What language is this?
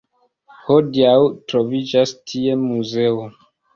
Esperanto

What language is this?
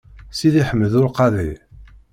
Kabyle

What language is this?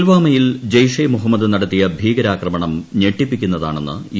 Malayalam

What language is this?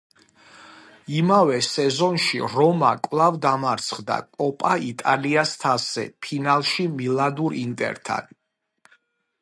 Georgian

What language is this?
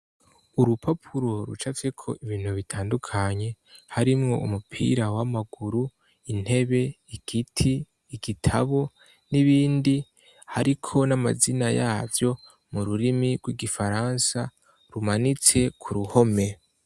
Rundi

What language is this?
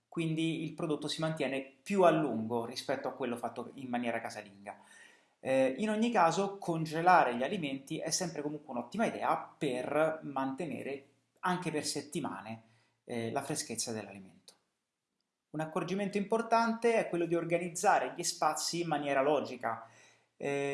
Italian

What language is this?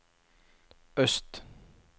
Norwegian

